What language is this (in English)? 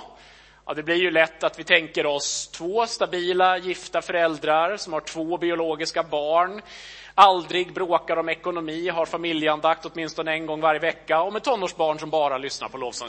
Swedish